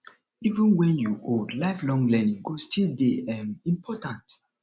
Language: Nigerian Pidgin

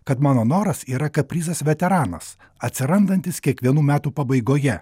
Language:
Lithuanian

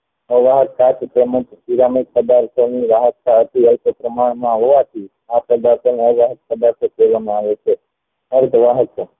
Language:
Gujarati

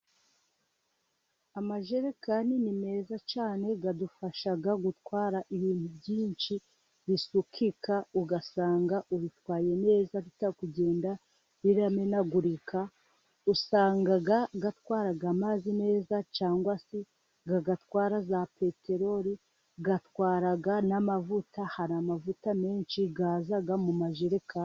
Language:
Kinyarwanda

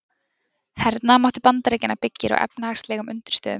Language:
Icelandic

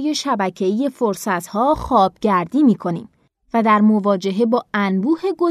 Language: Persian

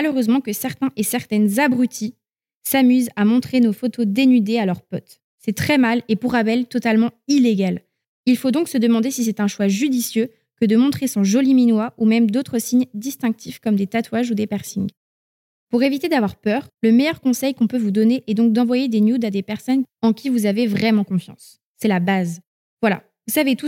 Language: French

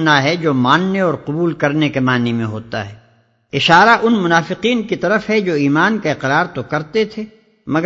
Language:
Urdu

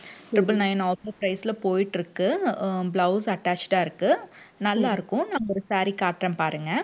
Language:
Tamil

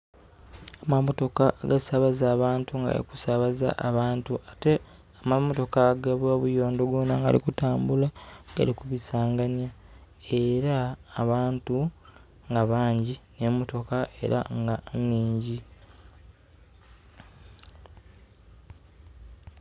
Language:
Soga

